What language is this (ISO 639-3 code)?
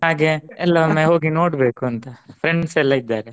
kan